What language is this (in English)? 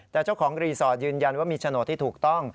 Thai